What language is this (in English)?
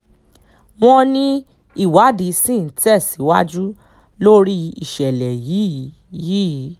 Yoruba